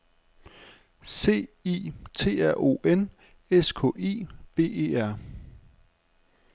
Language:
Danish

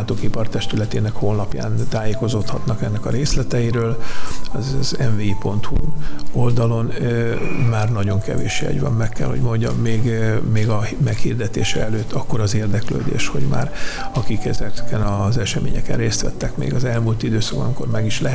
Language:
Hungarian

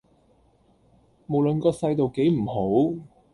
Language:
Cantonese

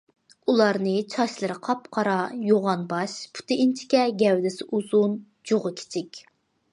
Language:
Uyghur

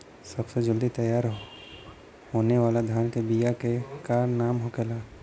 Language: Bhojpuri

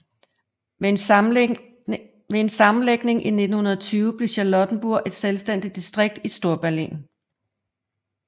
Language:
Danish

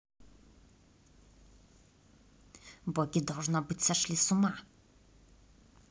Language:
Russian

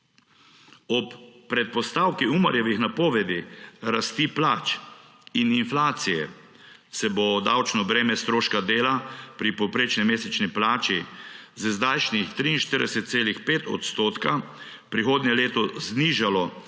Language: Slovenian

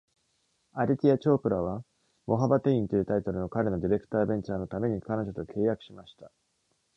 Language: Japanese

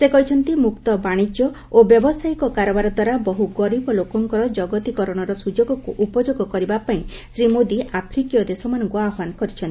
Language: Odia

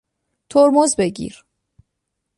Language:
Persian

